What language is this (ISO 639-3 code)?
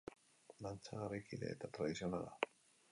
eus